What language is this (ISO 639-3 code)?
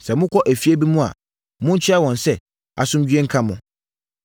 aka